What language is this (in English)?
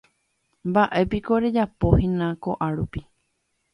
Guarani